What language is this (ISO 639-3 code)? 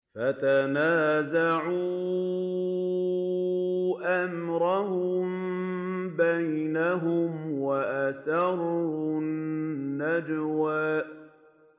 ara